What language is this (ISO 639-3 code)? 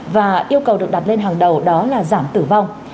vie